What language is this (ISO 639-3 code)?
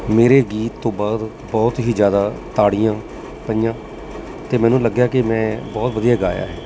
pan